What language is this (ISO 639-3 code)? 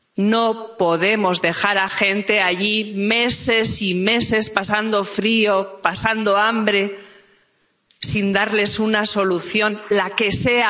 spa